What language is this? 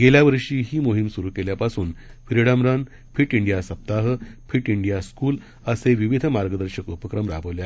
Marathi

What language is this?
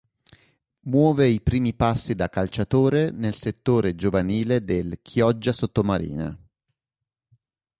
Italian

